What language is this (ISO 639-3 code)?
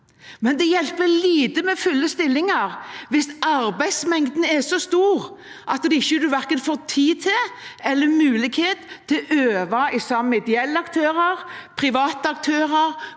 nor